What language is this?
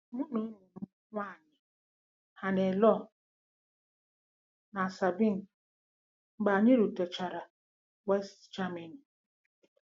Igbo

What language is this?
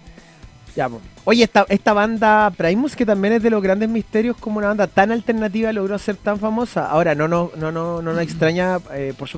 Spanish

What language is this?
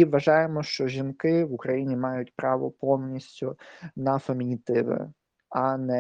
Ukrainian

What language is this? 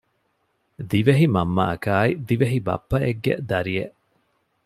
Divehi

